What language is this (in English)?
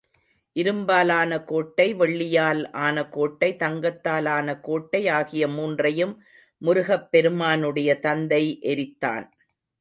Tamil